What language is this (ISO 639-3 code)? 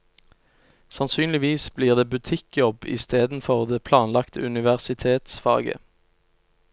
nor